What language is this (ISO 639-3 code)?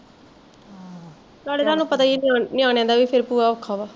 pan